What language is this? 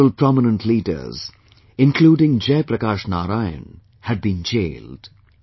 English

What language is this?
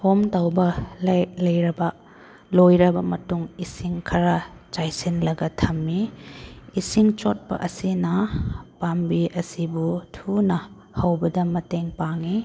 Manipuri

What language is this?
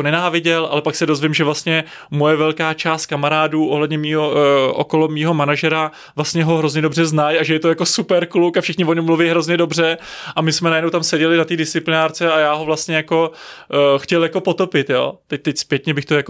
Czech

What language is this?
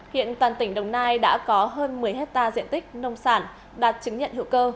Vietnamese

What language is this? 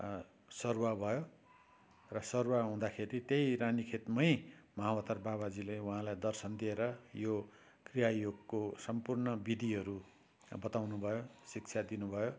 Nepali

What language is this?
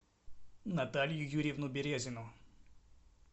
Russian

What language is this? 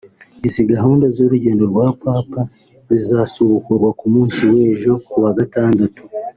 Kinyarwanda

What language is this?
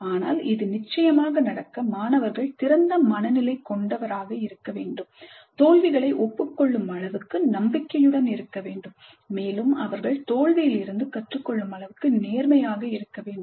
Tamil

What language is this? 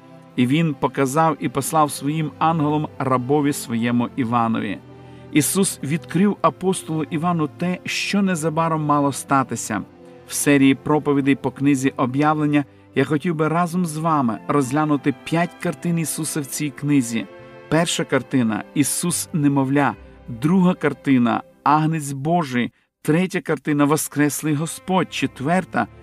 Ukrainian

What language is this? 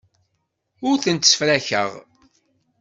Kabyle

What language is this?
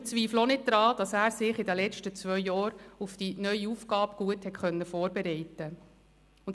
Swiss German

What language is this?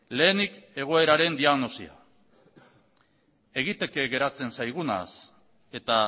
Basque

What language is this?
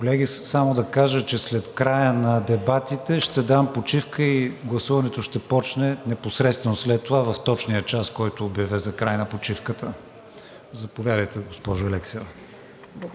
Bulgarian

